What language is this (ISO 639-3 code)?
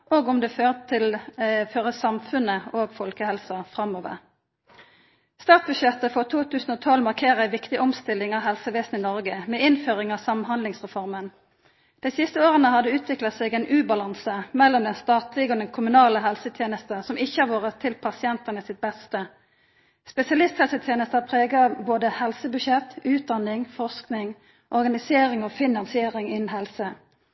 nno